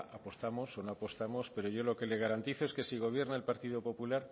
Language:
Spanish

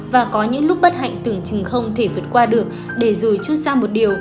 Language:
Vietnamese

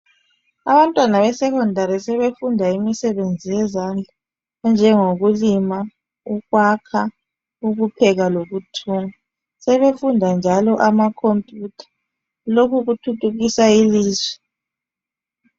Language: North Ndebele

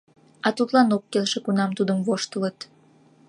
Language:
Mari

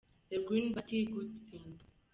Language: Kinyarwanda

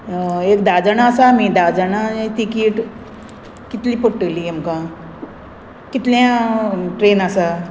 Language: Konkani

